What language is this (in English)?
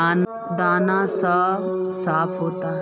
Magahi